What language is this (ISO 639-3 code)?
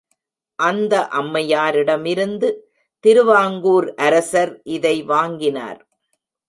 tam